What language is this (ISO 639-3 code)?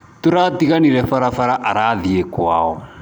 kik